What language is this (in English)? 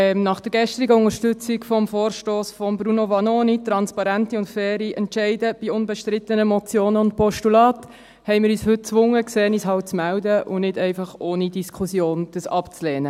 Swiss German